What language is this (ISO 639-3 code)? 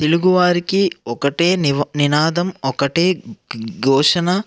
tel